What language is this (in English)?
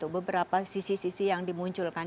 Indonesian